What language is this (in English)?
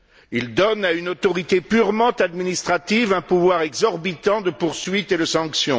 French